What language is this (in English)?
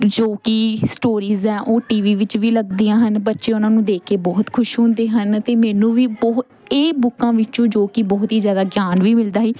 Punjabi